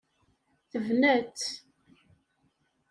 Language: Kabyle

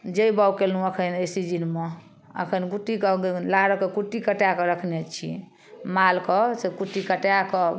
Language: Maithili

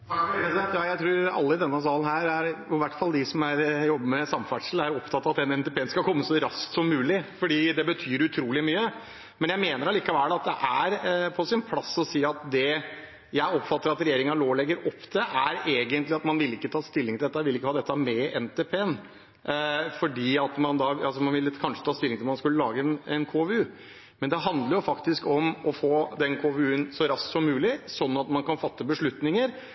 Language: Norwegian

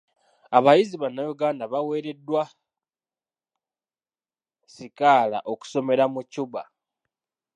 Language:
Ganda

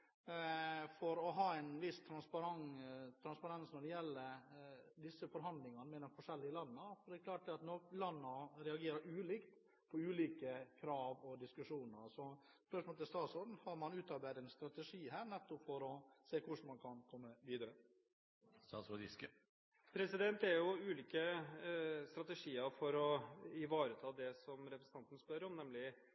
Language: Norwegian Bokmål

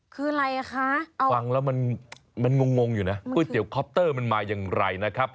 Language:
Thai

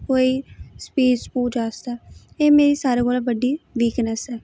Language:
Dogri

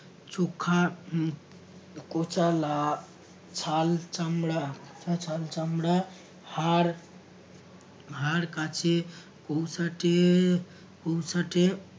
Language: Bangla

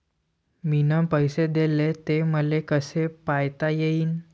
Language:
Marathi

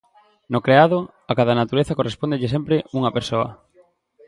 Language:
Galician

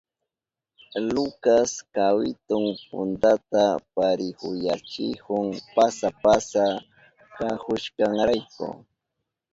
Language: Southern Pastaza Quechua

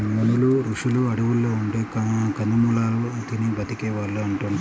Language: Telugu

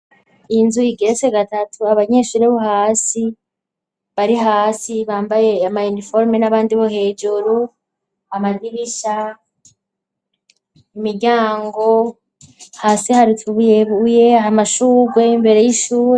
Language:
Rundi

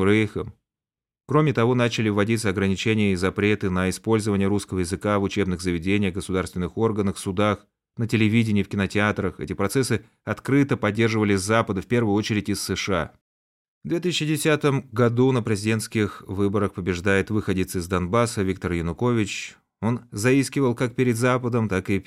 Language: Russian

